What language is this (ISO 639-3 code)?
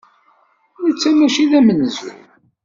kab